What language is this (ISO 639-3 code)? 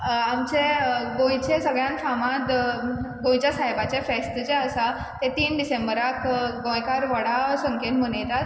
kok